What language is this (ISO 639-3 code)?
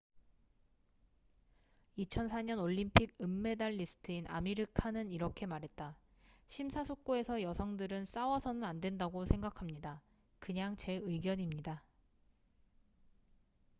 kor